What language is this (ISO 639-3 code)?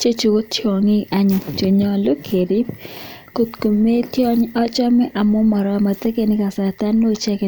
kln